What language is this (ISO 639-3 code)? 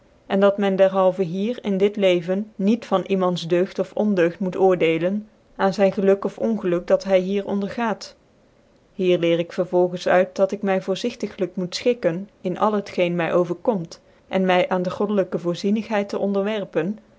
nld